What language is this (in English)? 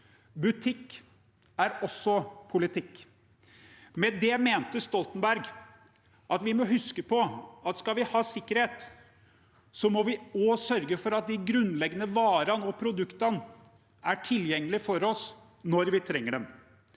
Norwegian